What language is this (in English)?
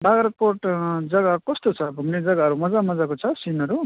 Nepali